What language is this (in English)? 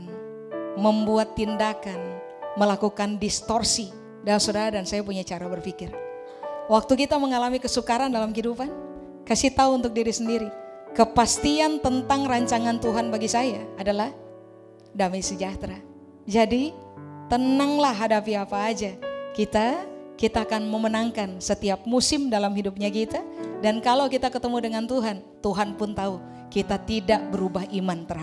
Indonesian